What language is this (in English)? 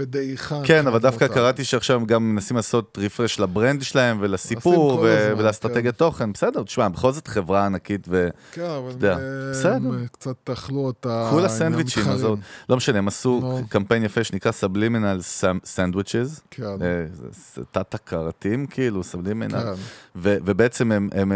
Hebrew